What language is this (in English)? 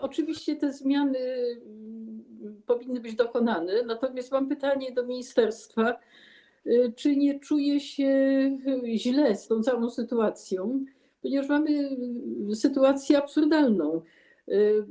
Polish